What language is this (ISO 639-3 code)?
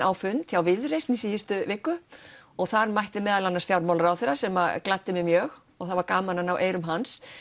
isl